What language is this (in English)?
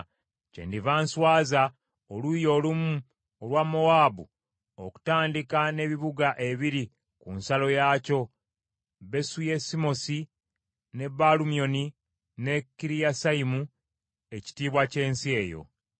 Ganda